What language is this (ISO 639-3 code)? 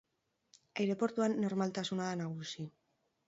eus